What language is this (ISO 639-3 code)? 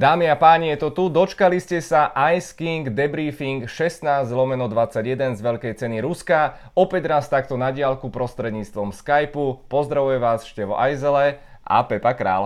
ces